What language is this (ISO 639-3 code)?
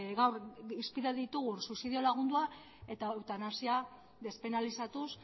eus